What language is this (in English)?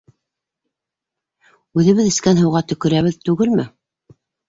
Bashkir